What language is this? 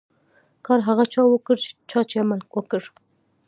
Pashto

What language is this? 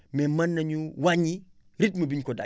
Wolof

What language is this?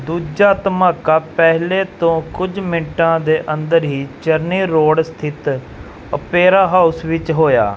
Punjabi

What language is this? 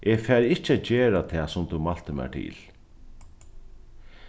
Faroese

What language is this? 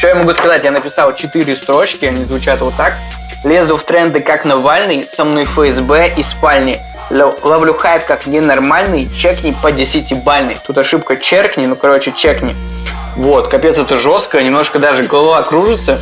Russian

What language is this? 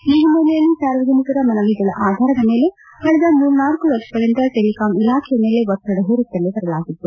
Kannada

